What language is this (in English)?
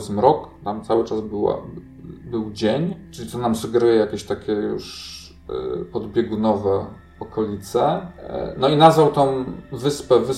Polish